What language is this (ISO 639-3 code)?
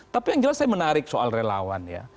ind